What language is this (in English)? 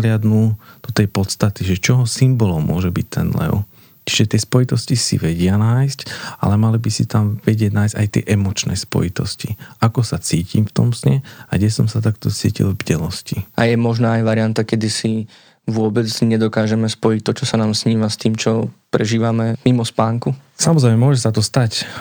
Slovak